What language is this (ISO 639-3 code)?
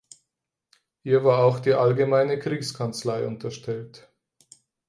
deu